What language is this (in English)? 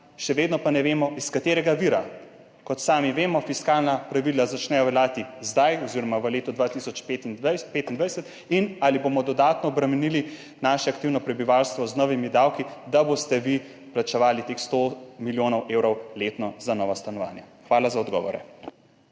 Slovenian